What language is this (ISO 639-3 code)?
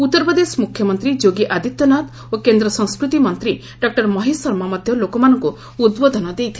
ori